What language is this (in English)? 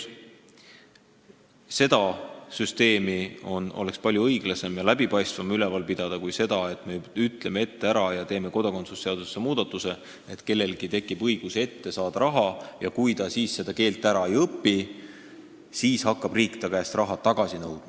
Estonian